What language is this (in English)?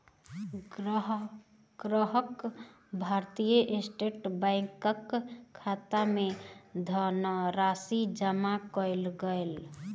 Maithili